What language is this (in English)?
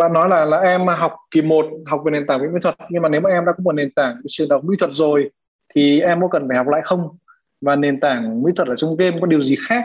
Vietnamese